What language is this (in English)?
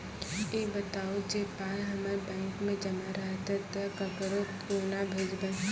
Maithili